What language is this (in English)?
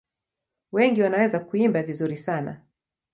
Swahili